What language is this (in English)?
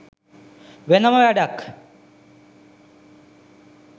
Sinhala